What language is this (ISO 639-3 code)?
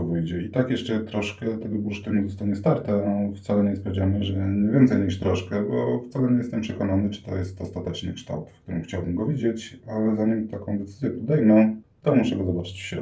pol